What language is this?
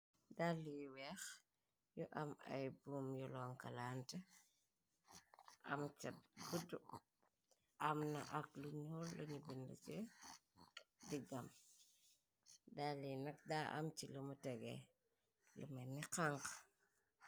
Wolof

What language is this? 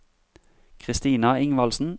Norwegian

